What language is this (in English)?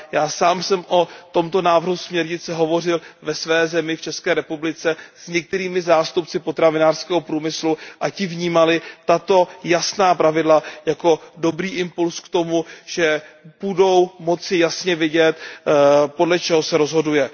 Czech